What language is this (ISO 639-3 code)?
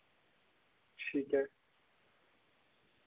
doi